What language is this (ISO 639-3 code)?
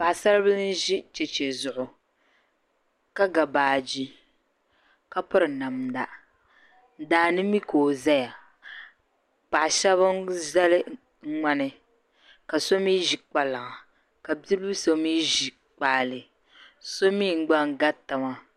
dag